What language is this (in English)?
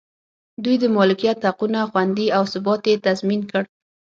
Pashto